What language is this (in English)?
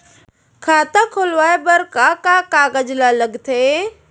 Chhattisgarhi